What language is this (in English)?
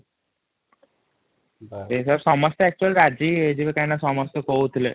Odia